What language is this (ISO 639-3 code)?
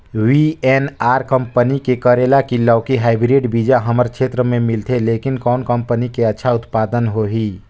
hne